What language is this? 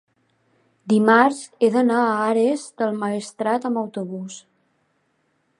Catalan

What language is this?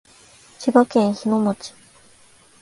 Japanese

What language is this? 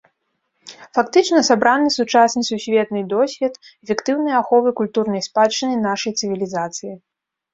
Belarusian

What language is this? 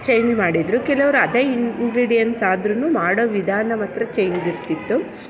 Kannada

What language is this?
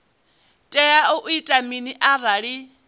Venda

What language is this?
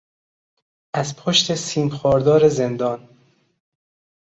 Persian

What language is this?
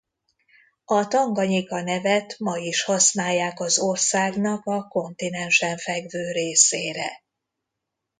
Hungarian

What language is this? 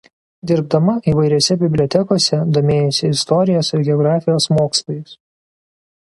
Lithuanian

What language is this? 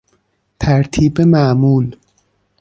Persian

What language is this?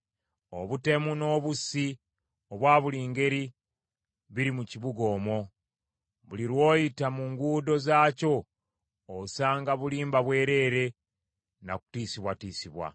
Ganda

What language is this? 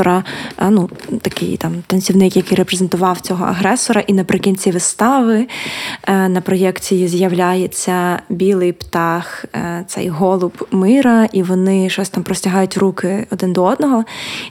Ukrainian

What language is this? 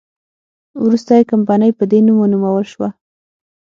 Pashto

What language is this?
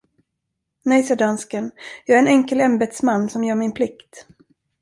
Swedish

